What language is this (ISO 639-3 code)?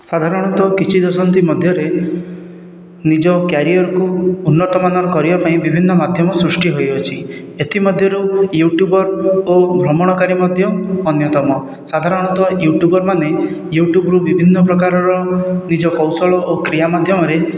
ori